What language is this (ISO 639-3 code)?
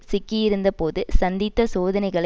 tam